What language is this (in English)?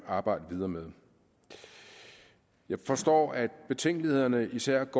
Danish